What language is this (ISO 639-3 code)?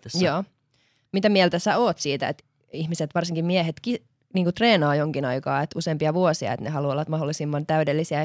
fin